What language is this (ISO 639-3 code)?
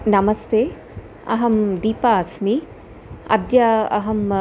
san